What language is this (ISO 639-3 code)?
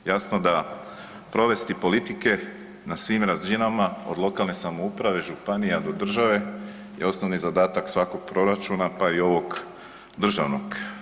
hrv